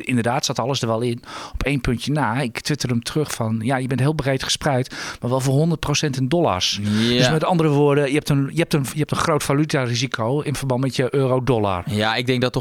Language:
Dutch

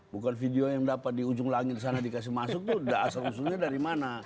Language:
Indonesian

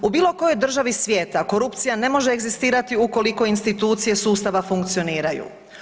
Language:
Croatian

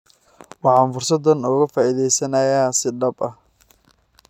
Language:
Somali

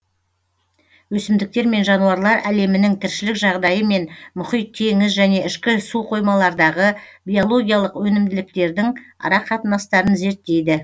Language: Kazakh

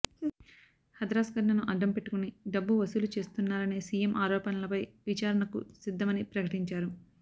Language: Telugu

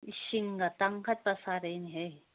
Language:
Manipuri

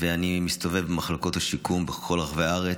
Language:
Hebrew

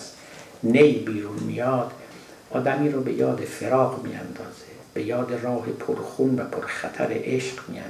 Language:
Persian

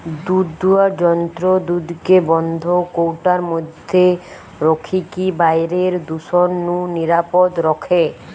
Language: Bangla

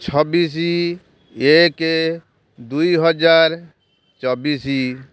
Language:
Odia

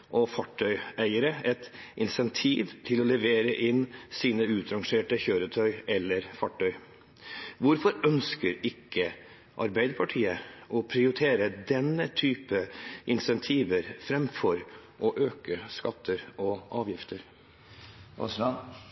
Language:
Norwegian Bokmål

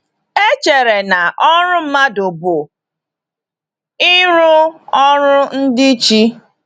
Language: Igbo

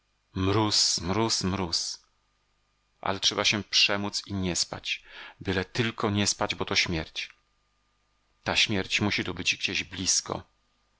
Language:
Polish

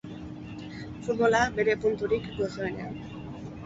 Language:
Basque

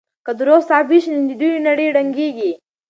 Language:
Pashto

